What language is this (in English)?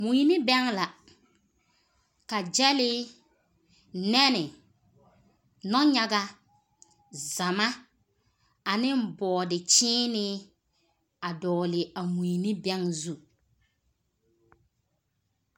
Southern Dagaare